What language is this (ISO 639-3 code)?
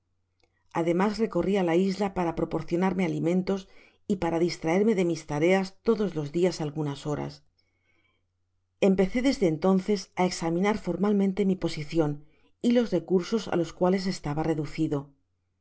spa